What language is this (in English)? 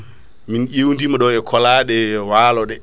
Fula